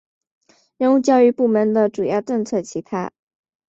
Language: Chinese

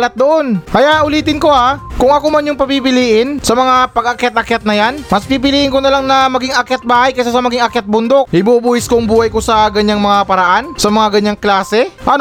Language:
Filipino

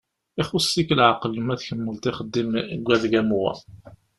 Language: Kabyle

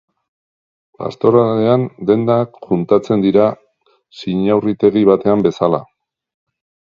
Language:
Basque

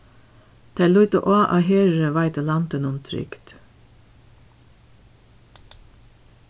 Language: Faroese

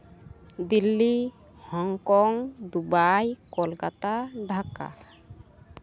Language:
Santali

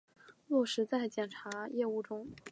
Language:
Chinese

